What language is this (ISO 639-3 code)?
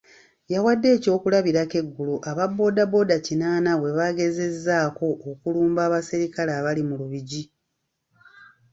lug